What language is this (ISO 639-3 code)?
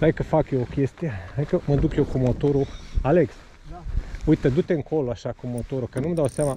ron